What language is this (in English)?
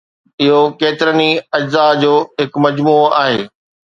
Sindhi